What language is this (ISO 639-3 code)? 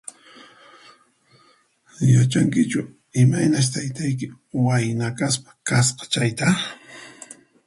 qxp